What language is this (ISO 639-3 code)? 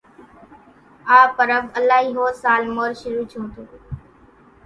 gjk